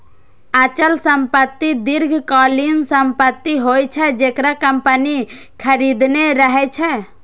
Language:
Maithili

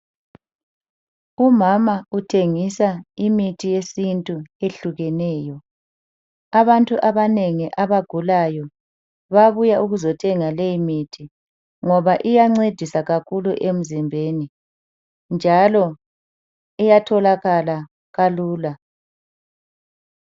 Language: North Ndebele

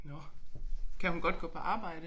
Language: Danish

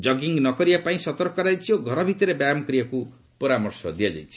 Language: Odia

